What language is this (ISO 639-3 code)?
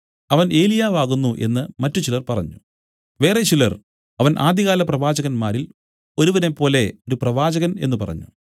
mal